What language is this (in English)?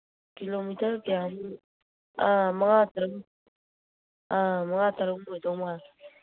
Manipuri